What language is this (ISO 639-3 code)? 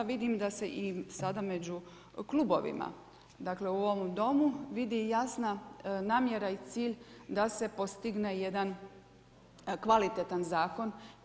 hrv